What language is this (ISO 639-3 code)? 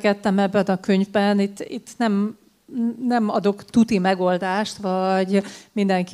hun